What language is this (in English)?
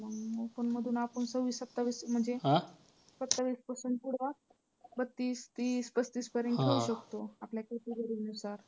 Marathi